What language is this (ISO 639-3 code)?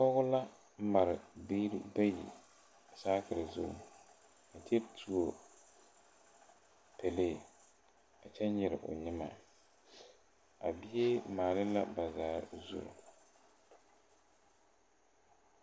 dga